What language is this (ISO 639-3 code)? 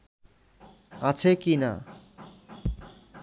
ben